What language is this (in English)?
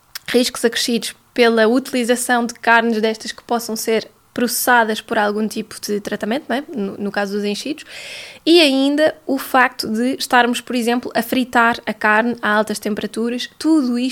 Portuguese